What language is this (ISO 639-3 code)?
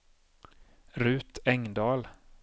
swe